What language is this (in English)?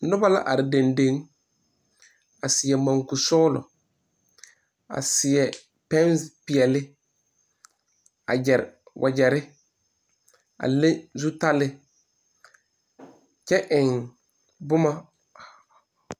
Southern Dagaare